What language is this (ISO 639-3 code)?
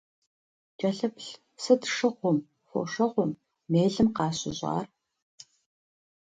kbd